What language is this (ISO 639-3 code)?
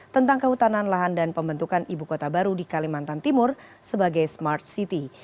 ind